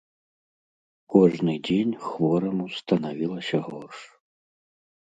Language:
Belarusian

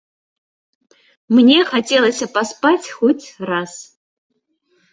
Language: Belarusian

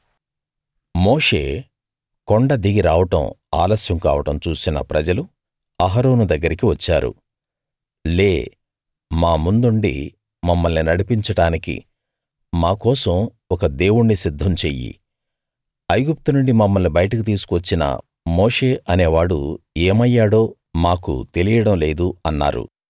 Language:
Telugu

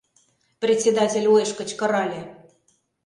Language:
Mari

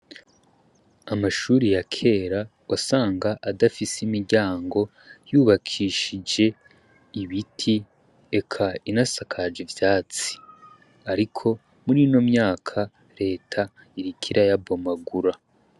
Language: Rundi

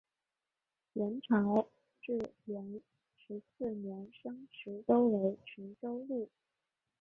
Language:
Chinese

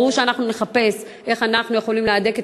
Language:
Hebrew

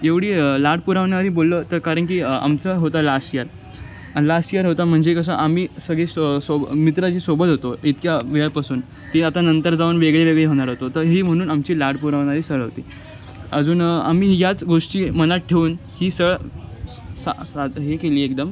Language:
Marathi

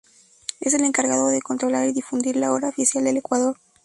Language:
Spanish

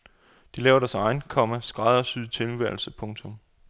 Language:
Danish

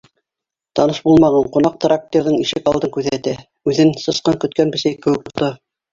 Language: Bashkir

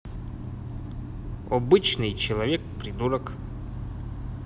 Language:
Russian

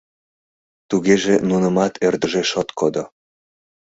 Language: Mari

